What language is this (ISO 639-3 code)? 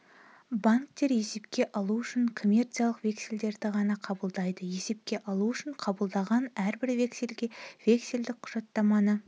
kaz